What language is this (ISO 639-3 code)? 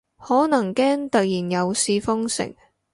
yue